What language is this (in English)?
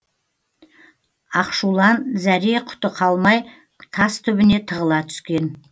Kazakh